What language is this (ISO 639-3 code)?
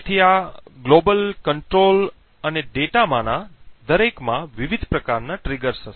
guj